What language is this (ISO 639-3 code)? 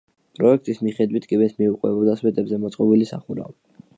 kat